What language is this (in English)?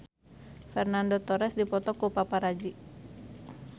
Sundanese